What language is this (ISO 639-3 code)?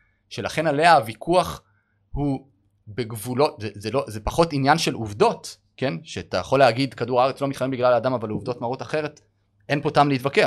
heb